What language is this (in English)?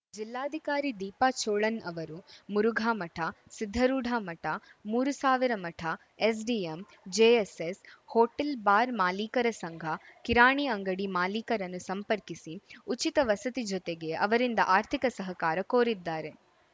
Kannada